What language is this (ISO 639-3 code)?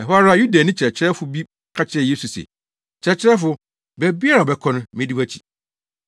aka